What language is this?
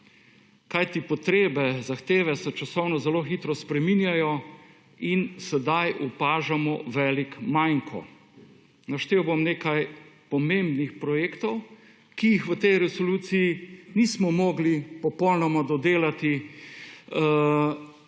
Slovenian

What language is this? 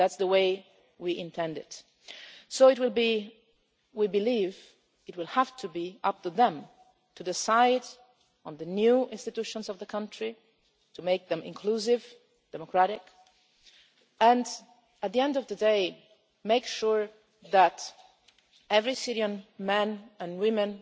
English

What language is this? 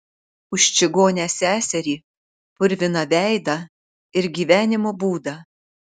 Lithuanian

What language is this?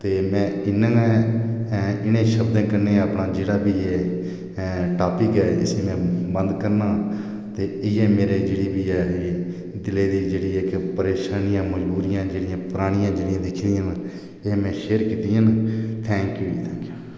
Dogri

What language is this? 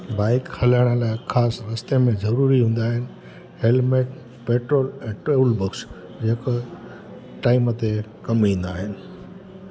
Sindhi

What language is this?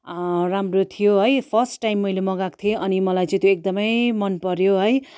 Nepali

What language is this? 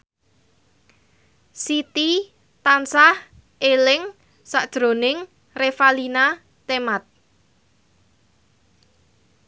Javanese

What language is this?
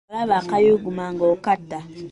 Ganda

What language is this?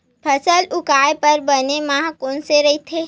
Chhattisgarhi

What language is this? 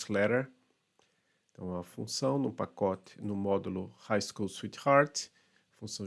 Portuguese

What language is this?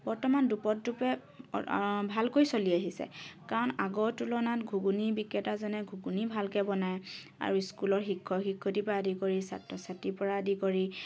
Assamese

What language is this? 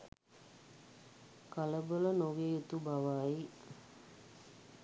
Sinhala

